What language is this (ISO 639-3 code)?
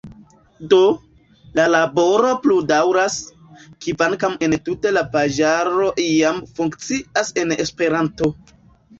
epo